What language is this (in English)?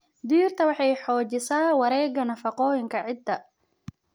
Somali